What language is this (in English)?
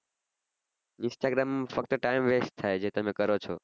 Gujarati